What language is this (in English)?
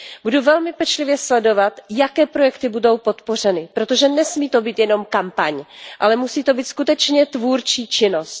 Czech